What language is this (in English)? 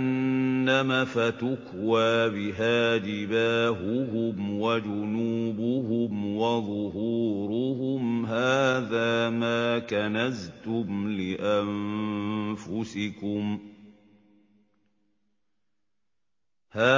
Arabic